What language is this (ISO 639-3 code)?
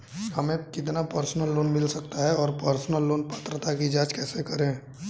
hin